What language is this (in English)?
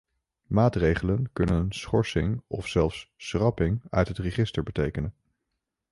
Dutch